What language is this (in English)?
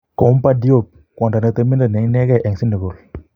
Kalenjin